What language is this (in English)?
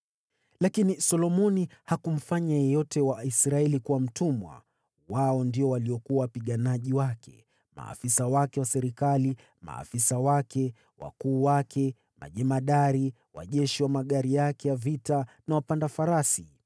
Swahili